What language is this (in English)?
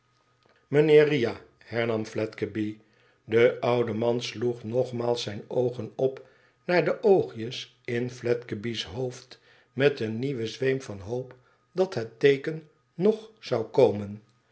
Dutch